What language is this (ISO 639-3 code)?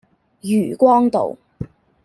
yue